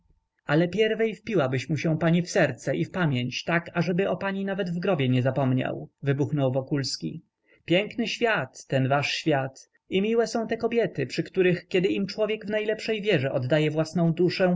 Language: Polish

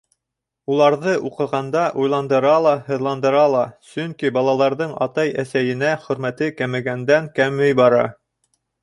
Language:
Bashkir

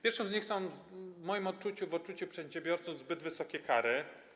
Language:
Polish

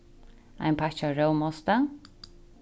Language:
Faroese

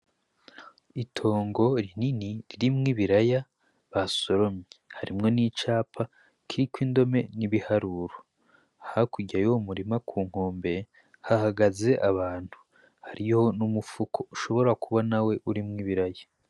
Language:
Rundi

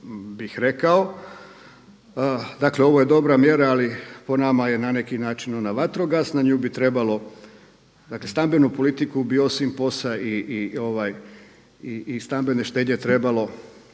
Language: Croatian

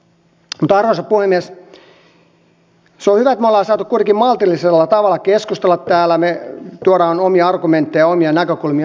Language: Finnish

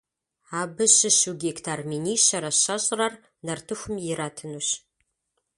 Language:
Kabardian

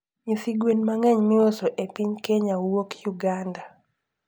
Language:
Luo (Kenya and Tanzania)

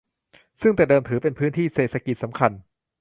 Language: Thai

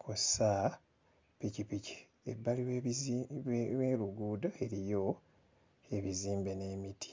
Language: Ganda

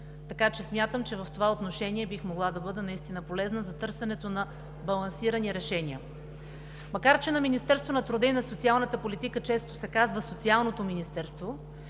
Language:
Bulgarian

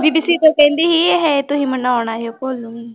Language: Punjabi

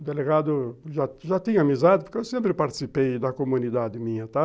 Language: Portuguese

